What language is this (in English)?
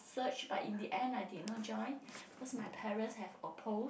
English